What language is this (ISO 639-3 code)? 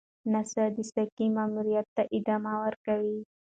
pus